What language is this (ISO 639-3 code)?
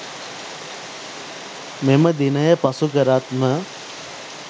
sin